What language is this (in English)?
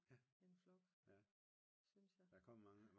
Danish